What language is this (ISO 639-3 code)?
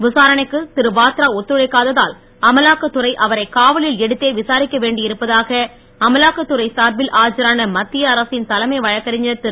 tam